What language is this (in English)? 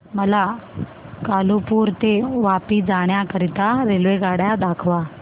Marathi